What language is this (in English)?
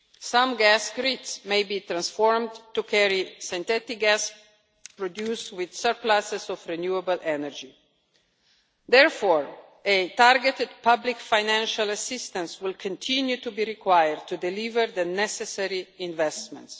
English